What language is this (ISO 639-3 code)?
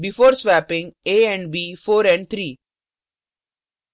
hin